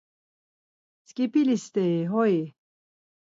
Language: Laz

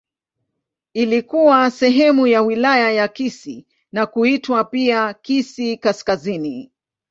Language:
Swahili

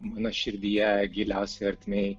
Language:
Lithuanian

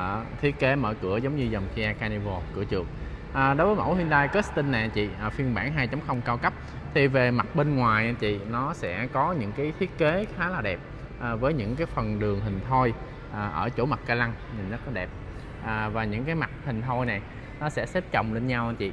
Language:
Vietnamese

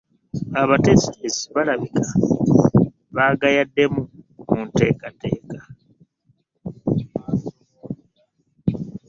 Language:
Ganda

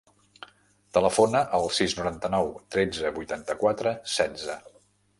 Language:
Catalan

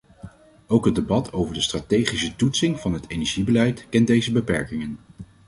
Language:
Dutch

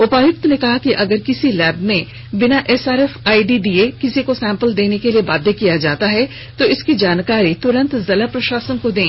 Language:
Hindi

